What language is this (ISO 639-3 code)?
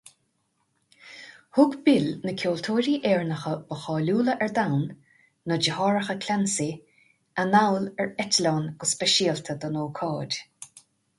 gle